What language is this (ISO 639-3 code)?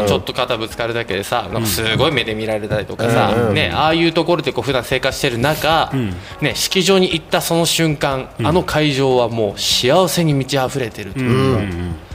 jpn